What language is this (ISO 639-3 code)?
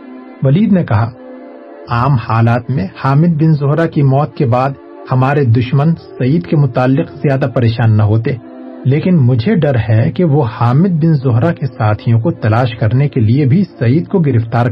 urd